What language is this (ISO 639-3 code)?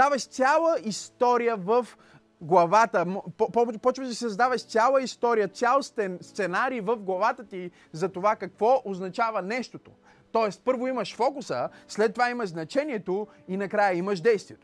bul